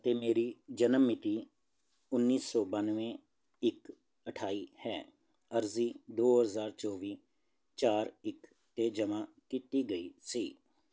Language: Punjabi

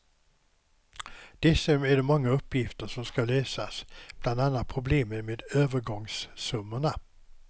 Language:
Swedish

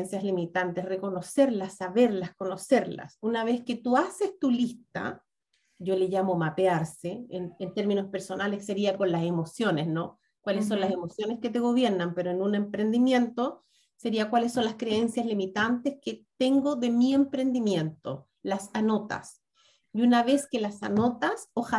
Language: Spanish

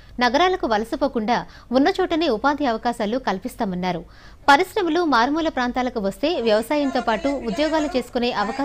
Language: Telugu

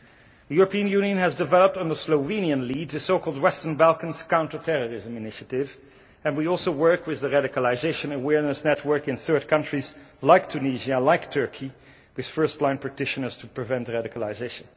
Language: English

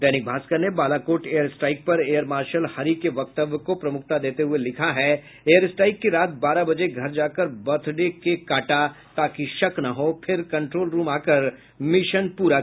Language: Hindi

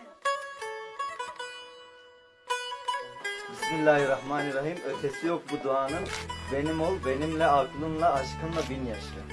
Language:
Turkish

